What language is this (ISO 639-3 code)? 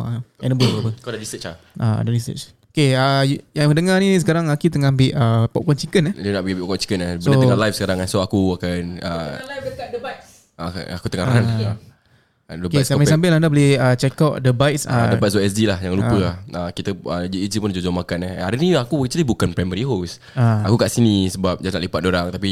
msa